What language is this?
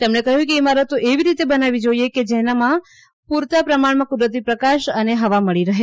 Gujarati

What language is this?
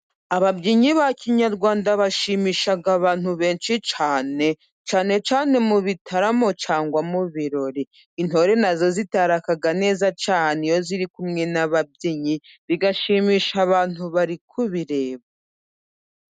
Kinyarwanda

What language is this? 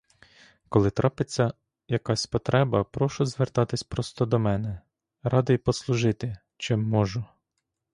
Ukrainian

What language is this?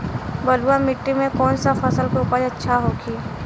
Bhojpuri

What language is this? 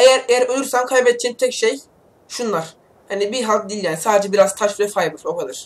Turkish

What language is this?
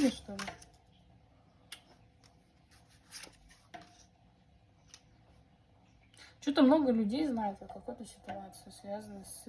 Russian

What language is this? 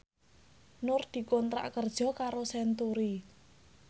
Javanese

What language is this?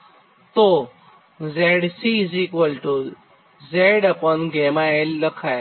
Gujarati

